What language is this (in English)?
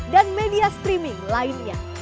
Indonesian